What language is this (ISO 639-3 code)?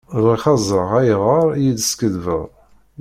kab